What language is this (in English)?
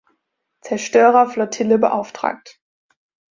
German